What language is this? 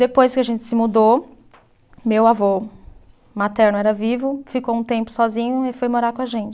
Portuguese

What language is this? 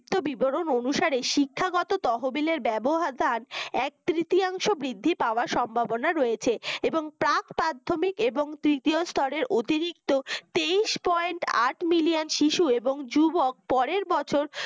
Bangla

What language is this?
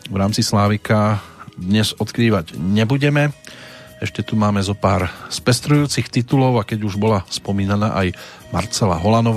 Slovak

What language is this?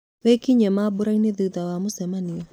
Kikuyu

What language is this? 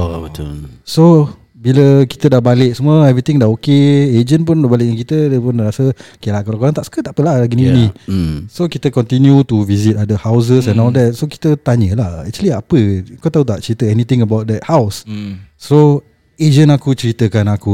Malay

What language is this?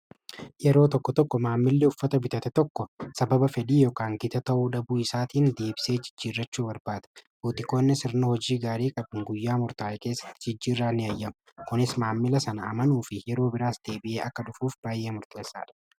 Oromo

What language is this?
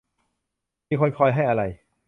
Thai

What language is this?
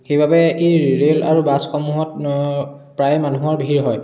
Assamese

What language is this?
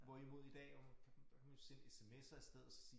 Danish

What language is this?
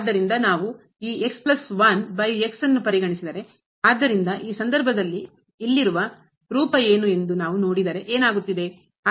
Kannada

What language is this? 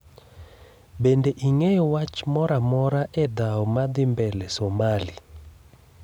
Luo (Kenya and Tanzania)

